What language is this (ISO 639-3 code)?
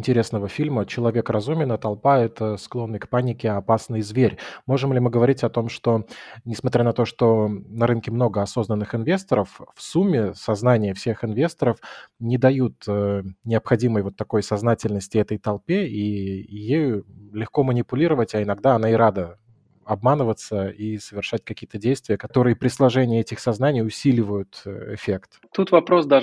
rus